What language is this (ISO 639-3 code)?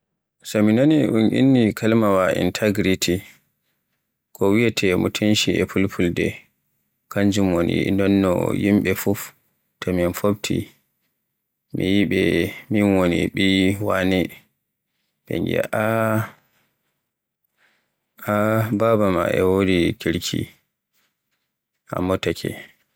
fue